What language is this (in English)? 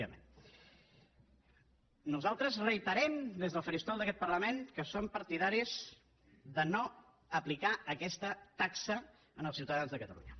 Catalan